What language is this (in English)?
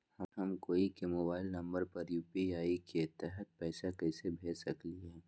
Magahi